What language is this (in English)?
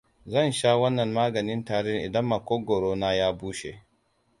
Hausa